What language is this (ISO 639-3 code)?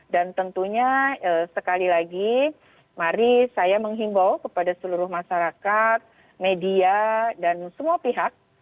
ind